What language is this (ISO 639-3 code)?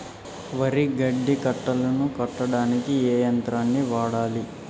tel